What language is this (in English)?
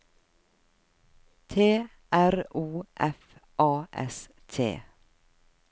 Norwegian